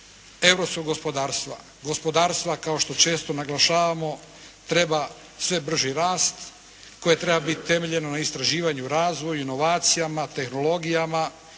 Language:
Croatian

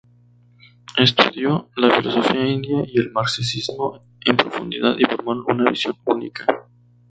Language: Spanish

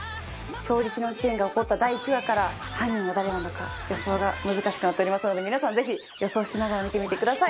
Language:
Japanese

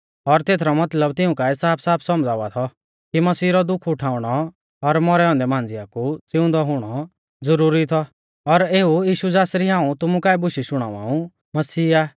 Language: Mahasu Pahari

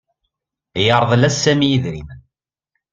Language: Kabyle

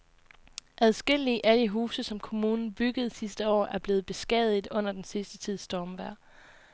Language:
Danish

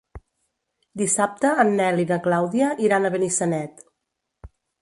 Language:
Catalan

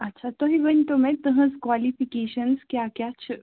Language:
Kashmiri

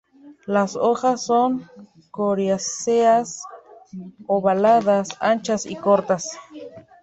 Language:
Spanish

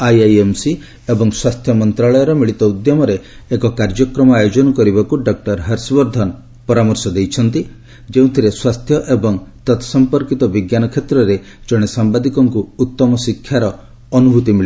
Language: Odia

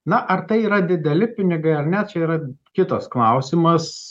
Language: Lithuanian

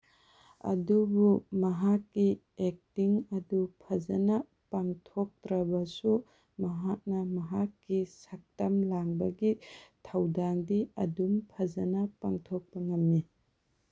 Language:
Manipuri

